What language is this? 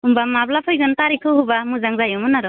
Bodo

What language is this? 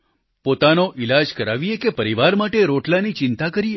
Gujarati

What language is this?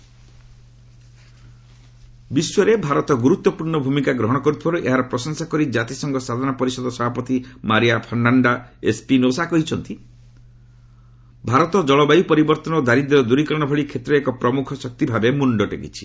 Odia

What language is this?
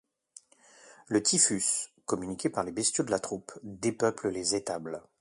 French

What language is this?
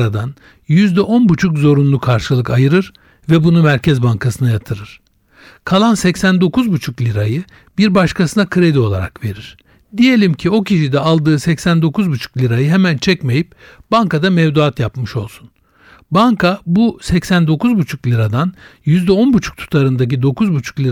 Turkish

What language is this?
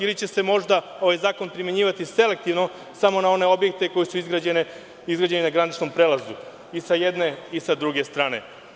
Serbian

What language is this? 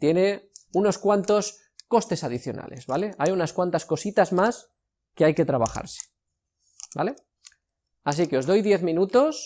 Spanish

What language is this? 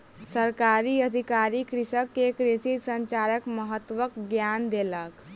Maithili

